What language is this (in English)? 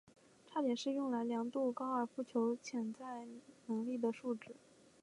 Chinese